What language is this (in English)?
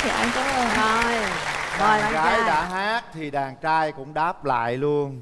Vietnamese